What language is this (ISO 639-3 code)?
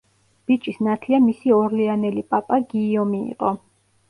kat